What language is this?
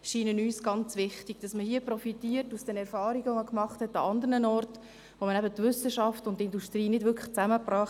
Swiss German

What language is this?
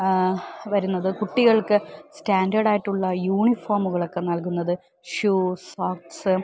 Malayalam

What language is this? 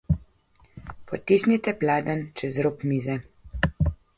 Slovenian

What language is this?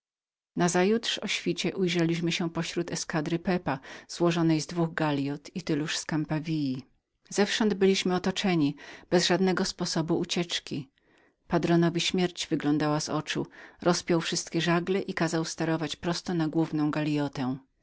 Polish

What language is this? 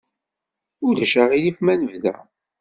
Kabyle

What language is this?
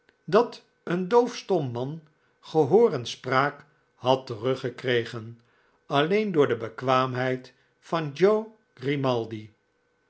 Dutch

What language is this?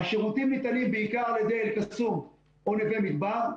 Hebrew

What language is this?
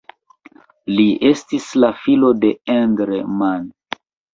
Esperanto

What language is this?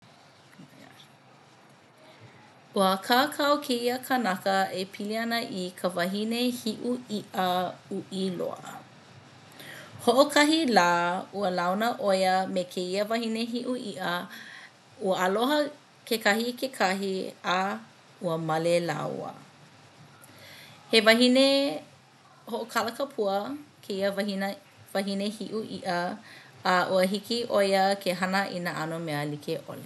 Hawaiian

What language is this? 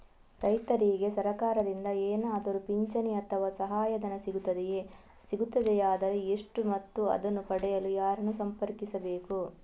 Kannada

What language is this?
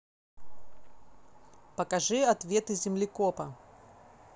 Russian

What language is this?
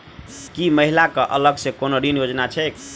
Maithili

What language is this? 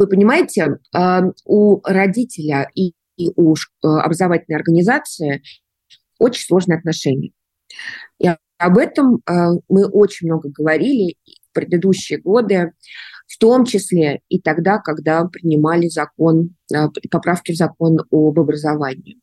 Russian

